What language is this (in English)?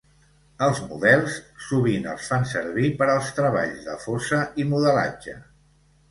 Catalan